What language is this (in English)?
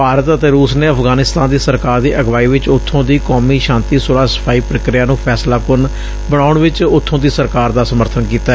Punjabi